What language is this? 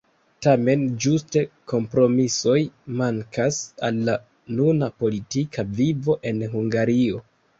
Esperanto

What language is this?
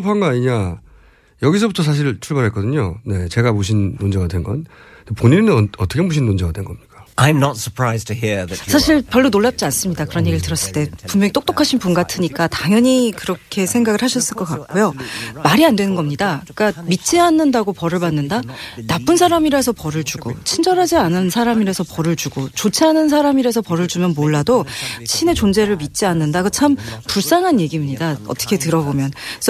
Korean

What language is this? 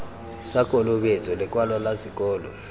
Tswana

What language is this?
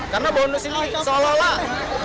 Indonesian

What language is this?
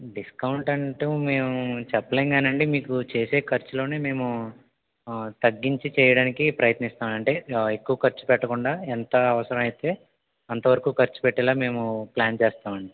Telugu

